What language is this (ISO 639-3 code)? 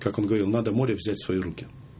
rus